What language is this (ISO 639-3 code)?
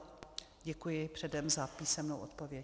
ces